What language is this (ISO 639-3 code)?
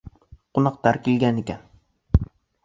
bak